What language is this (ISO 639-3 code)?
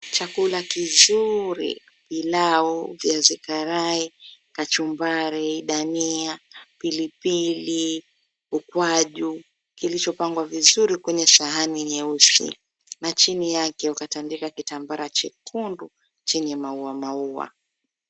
swa